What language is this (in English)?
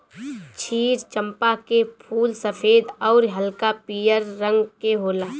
Bhojpuri